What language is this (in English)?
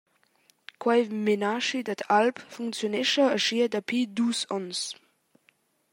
Romansh